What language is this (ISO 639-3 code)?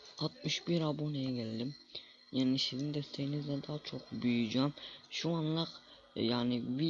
tur